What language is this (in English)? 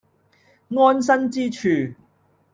Cantonese